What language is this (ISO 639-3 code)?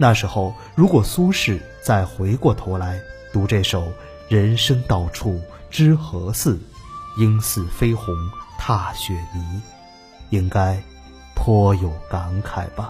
zho